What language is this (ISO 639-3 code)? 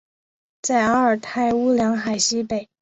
zho